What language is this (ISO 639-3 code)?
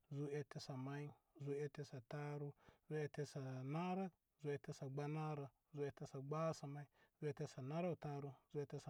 kmy